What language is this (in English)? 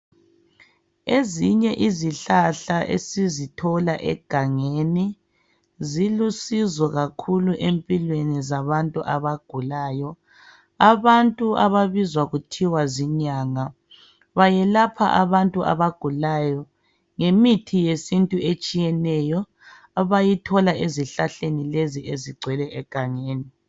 North Ndebele